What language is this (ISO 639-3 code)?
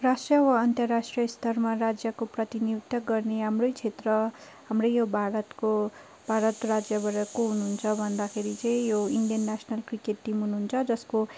nep